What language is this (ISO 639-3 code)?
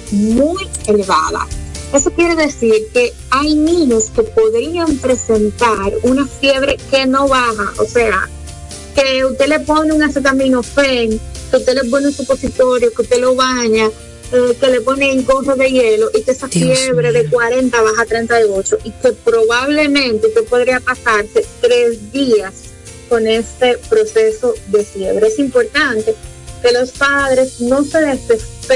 spa